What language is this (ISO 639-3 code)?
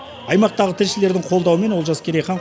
kaz